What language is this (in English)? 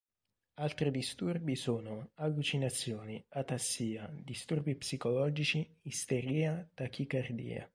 Italian